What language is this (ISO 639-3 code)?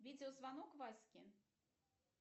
rus